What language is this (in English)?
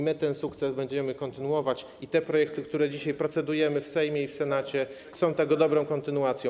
Polish